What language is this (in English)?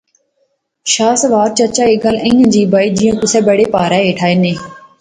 Pahari-Potwari